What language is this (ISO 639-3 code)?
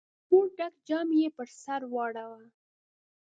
pus